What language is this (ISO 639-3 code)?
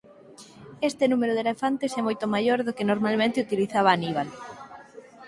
glg